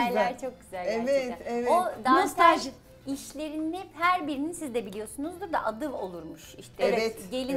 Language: Turkish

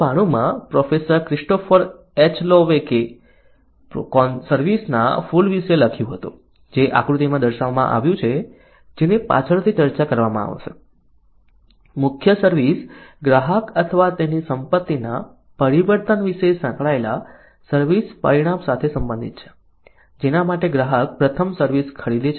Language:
Gujarati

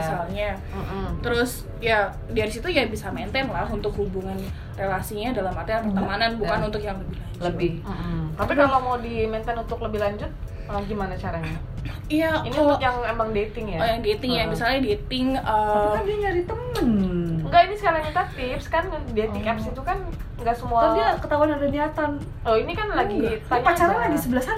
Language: Indonesian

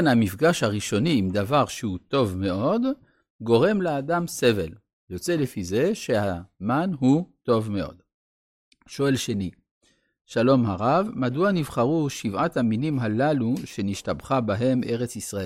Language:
Hebrew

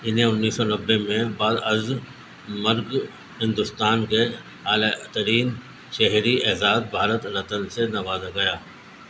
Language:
Urdu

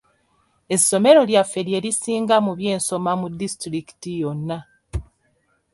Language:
Ganda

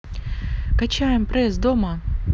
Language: Russian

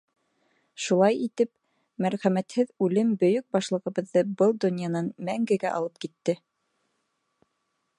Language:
Bashkir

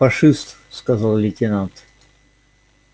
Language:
Russian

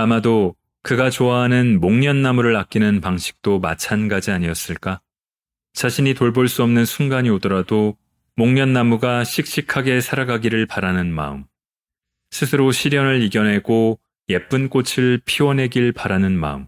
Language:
Korean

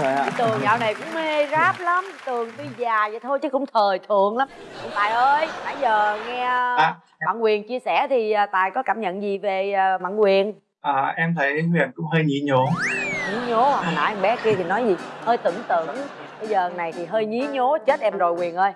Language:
Vietnamese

